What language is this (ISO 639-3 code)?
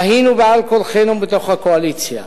heb